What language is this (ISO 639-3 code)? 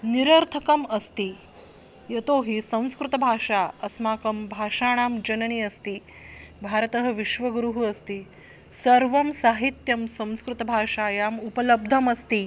san